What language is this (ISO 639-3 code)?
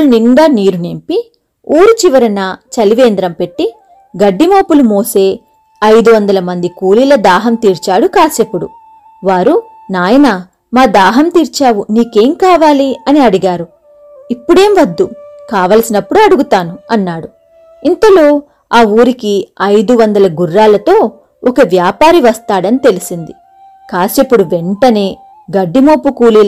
tel